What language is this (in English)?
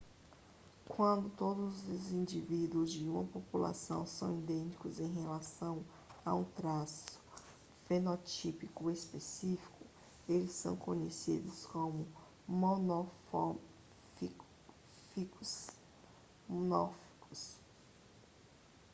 Portuguese